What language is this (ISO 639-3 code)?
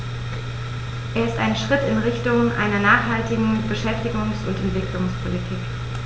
deu